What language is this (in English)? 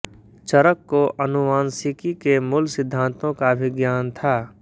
Hindi